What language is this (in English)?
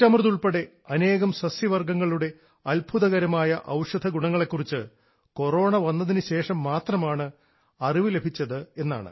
Malayalam